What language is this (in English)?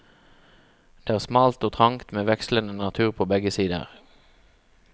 Norwegian